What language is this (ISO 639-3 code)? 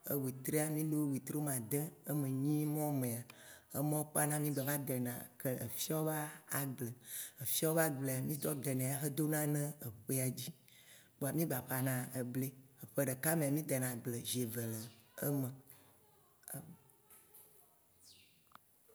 wci